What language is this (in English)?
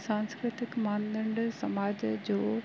Sindhi